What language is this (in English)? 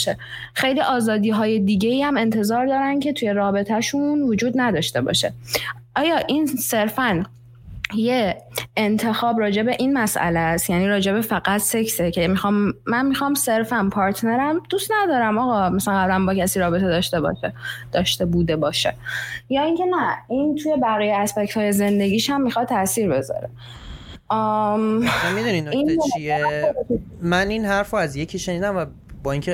Persian